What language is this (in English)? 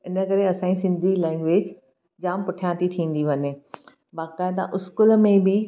Sindhi